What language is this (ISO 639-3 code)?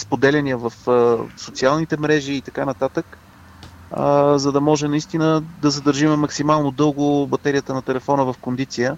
bul